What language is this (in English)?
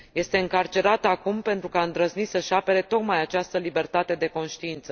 Romanian